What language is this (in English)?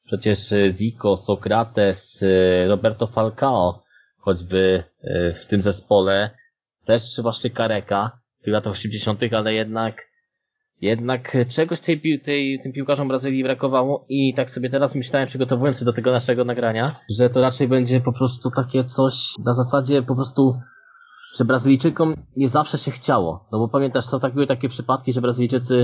Polish